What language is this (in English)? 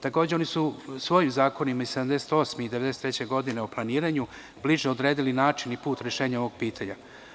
Serbian